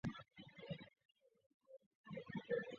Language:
Chinese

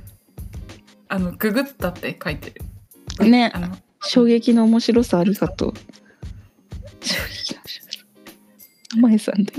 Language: Japanese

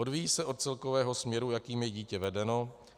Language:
Czech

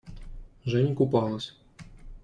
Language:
Russian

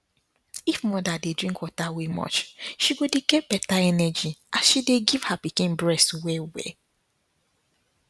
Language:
Nigerian Pidgin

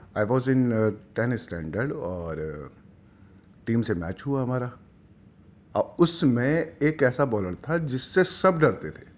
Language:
Urdu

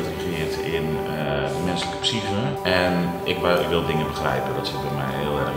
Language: Dutch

